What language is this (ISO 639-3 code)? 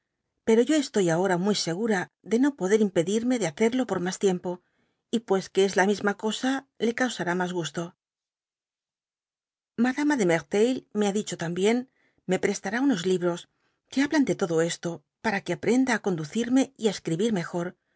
spa